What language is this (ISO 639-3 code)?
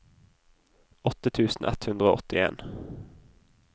nor